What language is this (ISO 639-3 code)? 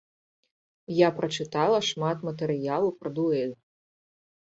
bel